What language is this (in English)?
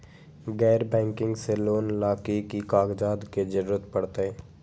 Magahi